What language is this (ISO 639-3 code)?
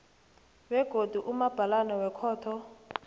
nbl